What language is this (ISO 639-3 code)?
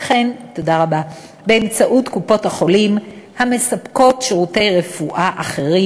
heb